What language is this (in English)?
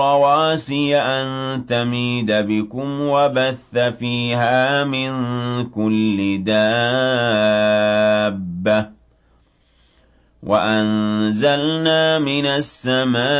Arabic